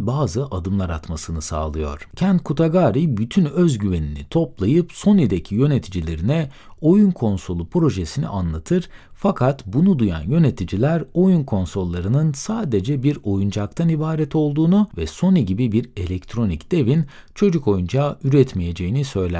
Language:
Turkish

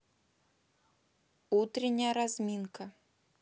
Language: Russian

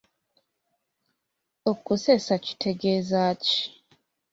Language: Ganda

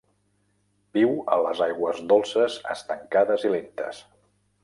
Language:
Catalan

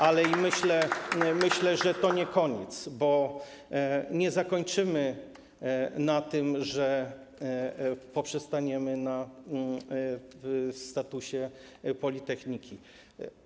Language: Polish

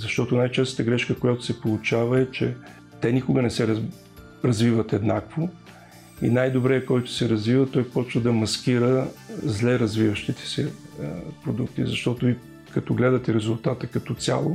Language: Bulgarian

